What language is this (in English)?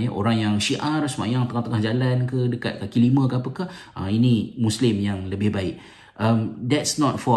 Malay